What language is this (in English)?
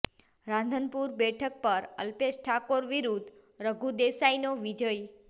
Gujarati